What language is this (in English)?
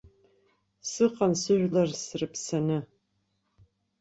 Abkhazian